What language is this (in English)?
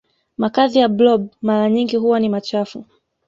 Swahili